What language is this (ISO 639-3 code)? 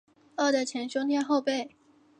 zho